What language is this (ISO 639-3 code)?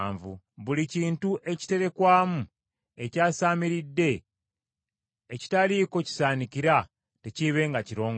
lug